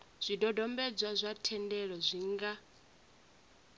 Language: Venda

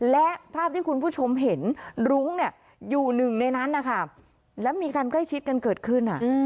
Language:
Thai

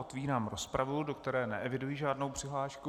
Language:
Czech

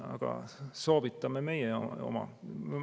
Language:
Estonian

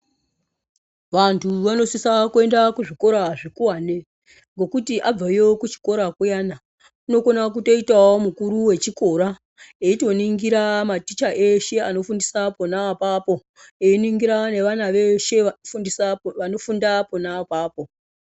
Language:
Ndau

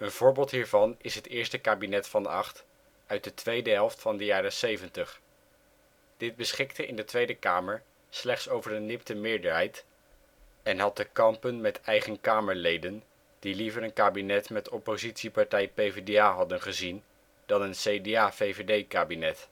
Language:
Dutch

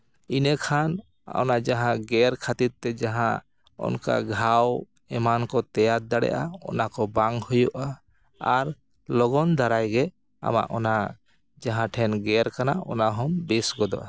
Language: Santali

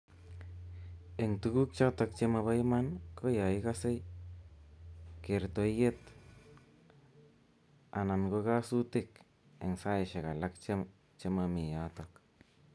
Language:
Kalenjin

